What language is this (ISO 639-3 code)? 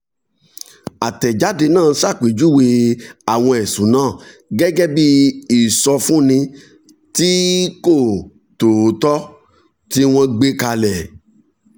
yor